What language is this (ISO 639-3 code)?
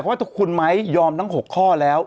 tha